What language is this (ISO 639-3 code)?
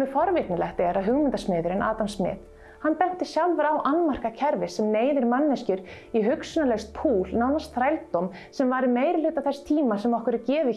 isl